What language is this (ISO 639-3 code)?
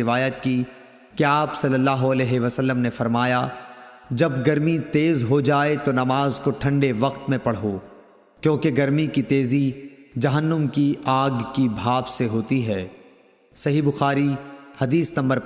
urd